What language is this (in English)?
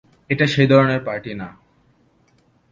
Bangla